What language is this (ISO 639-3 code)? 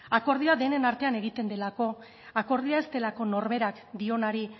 eus